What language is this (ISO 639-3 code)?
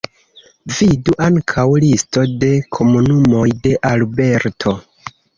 epo